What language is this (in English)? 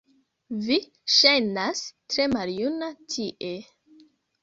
Esperanto